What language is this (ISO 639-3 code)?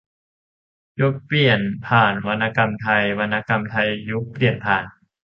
tha